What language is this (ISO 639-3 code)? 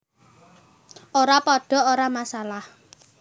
jav